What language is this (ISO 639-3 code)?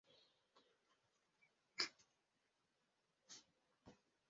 swa